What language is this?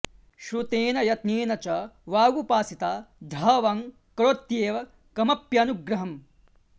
Sanskrit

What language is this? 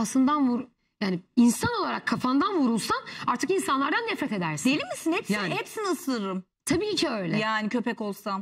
Turkish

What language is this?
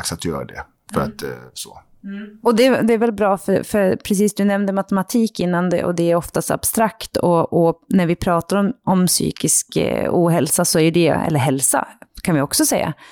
Swedish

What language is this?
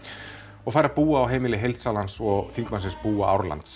Icelandic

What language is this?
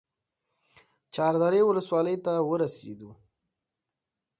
Pashto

